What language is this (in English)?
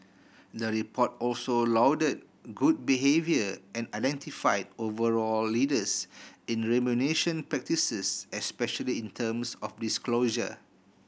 English